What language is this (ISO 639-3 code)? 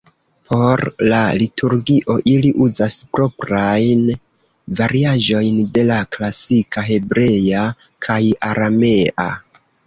epo